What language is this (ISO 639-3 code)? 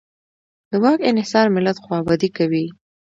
pus